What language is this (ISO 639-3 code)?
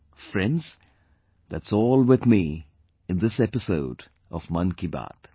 eng